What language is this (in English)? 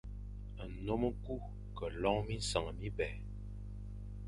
Fang